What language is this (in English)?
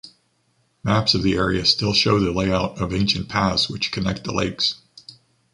English